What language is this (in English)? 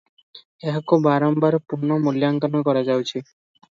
Odia